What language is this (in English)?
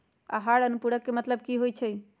Magahi